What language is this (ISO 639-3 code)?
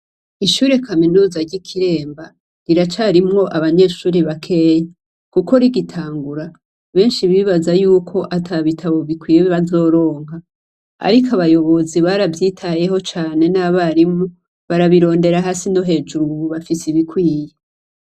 run